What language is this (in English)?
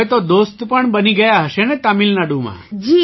Gujarati